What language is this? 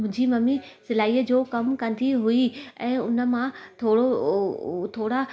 Sindhi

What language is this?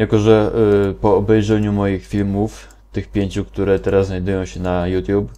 Polish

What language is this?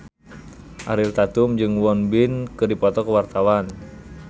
Sundanese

